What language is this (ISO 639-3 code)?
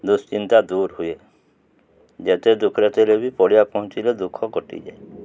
ori